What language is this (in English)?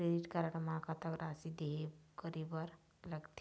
Chhattisgarhi